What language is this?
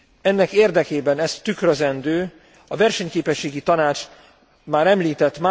Hungarian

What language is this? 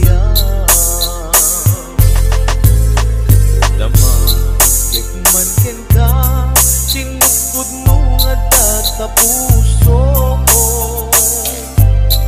Arabic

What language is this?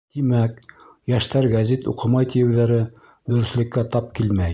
Bashkir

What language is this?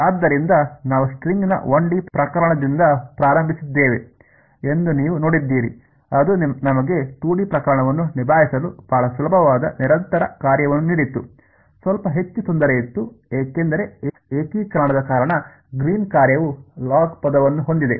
Kannada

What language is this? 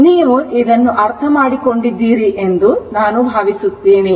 Kannada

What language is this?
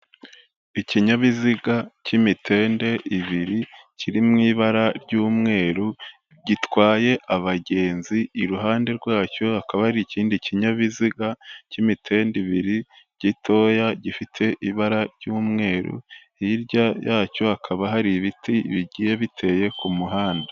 Kinyarwanda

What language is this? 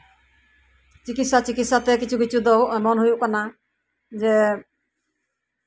Santali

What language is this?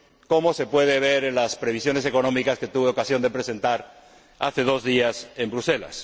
Spanish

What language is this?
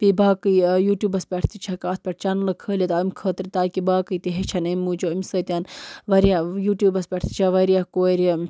Kashmiri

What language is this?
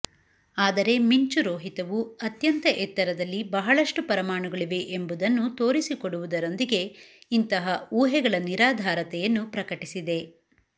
Kannada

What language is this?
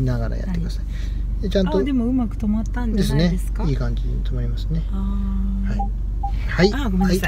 Japanese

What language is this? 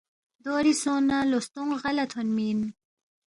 Balti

